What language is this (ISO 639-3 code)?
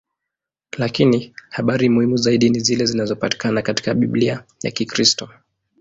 swa